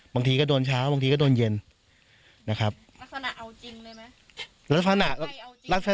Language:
Thai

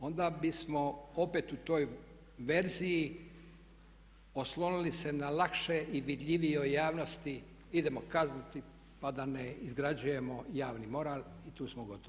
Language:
Croatian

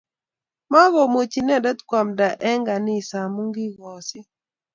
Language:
Kalenjin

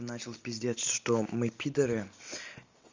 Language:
Russian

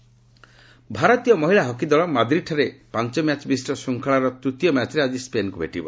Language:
Odia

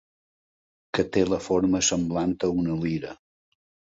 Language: Catalan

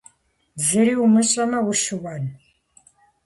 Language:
Kabardian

